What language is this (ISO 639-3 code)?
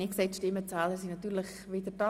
gsw